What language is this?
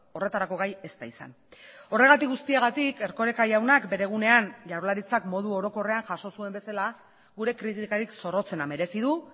Basque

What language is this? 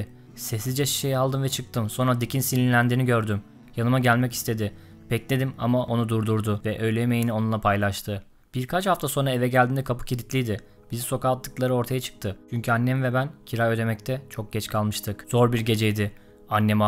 Turkish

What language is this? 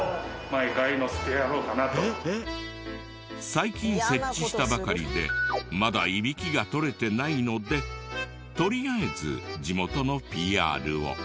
Japanese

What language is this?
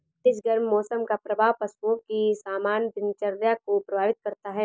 Hindi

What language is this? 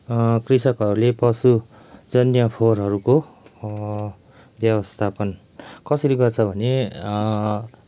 Nepali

